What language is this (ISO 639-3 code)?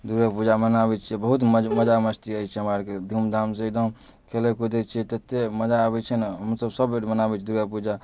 mai